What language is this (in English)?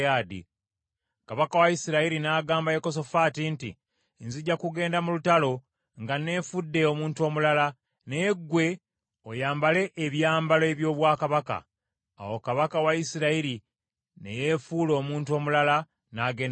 Ganda